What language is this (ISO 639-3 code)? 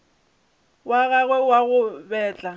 nso